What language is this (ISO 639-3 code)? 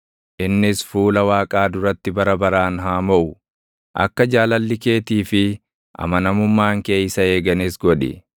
orm